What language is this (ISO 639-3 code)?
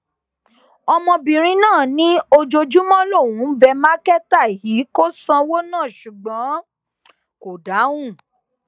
yor